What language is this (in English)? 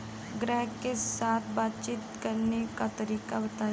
Bhojpuri